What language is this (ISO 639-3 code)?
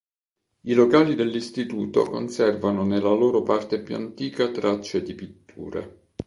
ita